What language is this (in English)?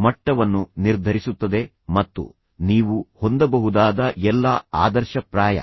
Kannada